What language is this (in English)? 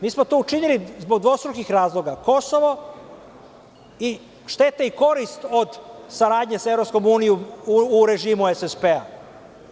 Serbian